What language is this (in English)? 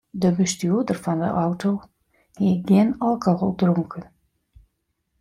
Western Frisian